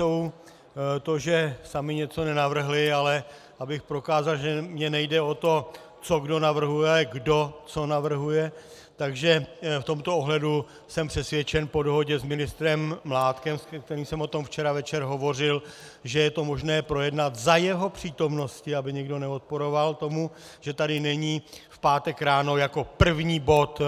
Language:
Czech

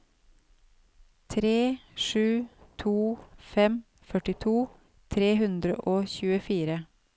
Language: Norwegian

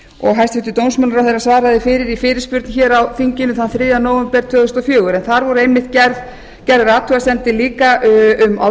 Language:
Icelandic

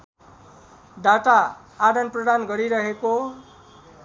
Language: Nepali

